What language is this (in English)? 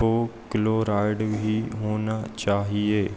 Hindi